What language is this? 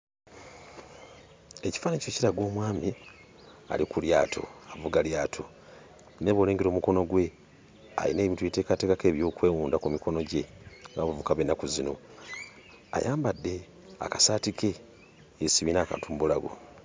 Ganda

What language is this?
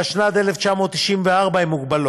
Hebrew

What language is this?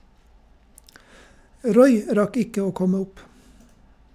Norwegian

